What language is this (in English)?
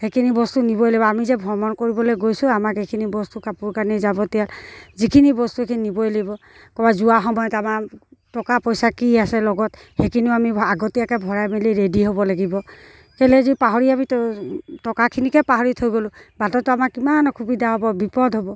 Assamese